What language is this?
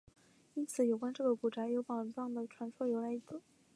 Chinese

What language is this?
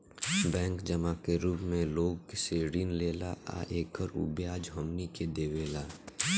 Bhojpuri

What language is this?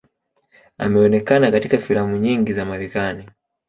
Swahili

